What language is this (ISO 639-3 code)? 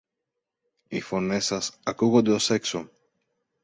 ell